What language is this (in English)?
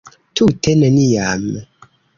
Esperanto